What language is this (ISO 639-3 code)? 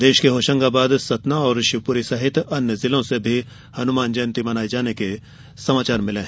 hin